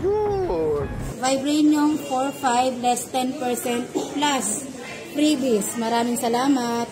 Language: Filipino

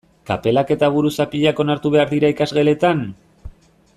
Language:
Basque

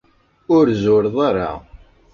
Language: Kabyle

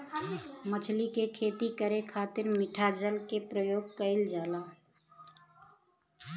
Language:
Bhojpuri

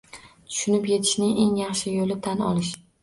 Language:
Uzbek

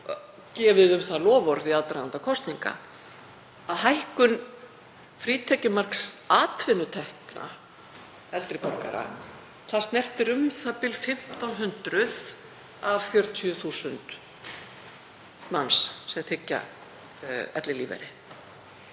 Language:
Icelandic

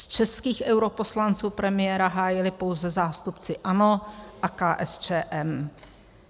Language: Czech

